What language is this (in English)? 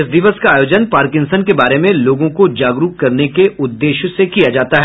Hindi